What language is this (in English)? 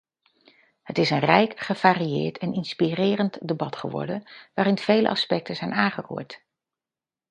Dutch